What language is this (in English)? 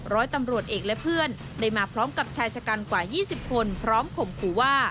Thai